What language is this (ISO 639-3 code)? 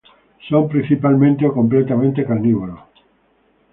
spa